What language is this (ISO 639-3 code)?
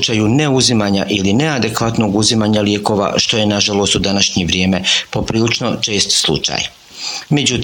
hrv